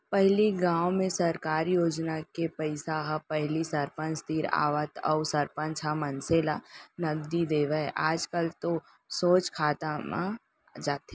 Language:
Chhattisgarhi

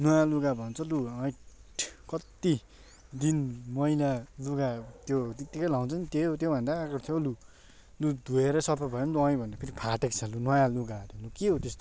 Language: Nepali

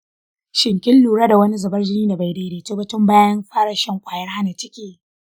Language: Hausa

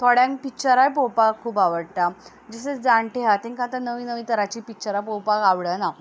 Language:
Konkani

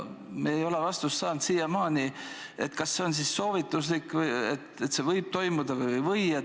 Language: Estonian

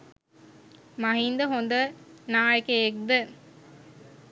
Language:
Sinhala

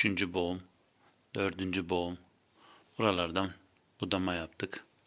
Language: Turkish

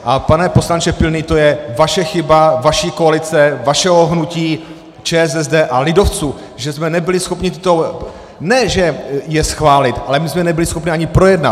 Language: Czech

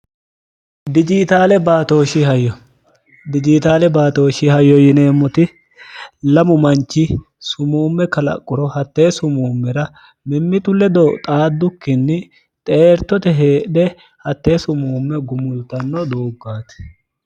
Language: Sidamo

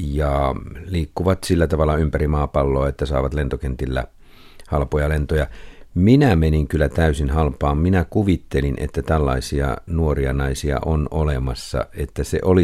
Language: Finnish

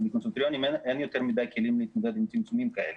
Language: Hebrew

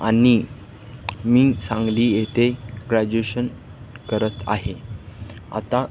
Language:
Marathi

